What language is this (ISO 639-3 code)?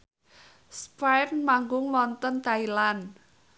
jav